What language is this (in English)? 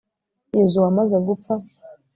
Kinyarwanda